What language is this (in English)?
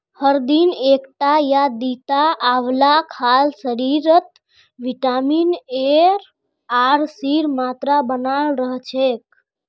Magahi